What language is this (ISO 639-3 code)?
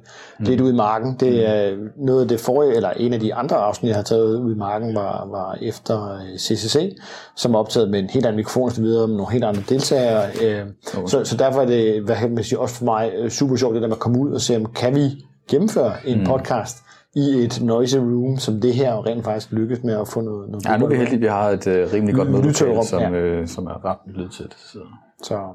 dan